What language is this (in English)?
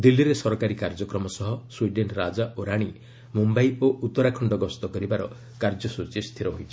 Odia